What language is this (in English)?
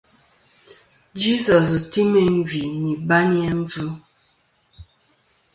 Kom